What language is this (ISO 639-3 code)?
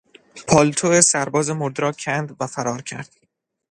fas